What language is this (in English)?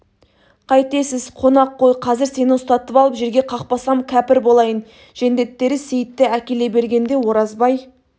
Kazakh